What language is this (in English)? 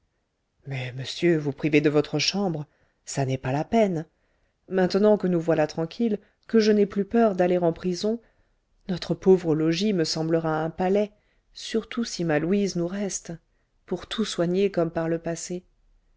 French